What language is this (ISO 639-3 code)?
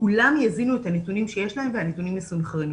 heb